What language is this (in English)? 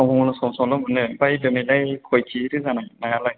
Bodo